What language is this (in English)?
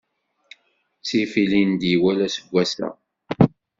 Kabyle